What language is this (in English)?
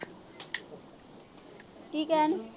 Punjabi